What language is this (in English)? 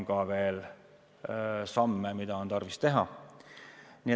Estonian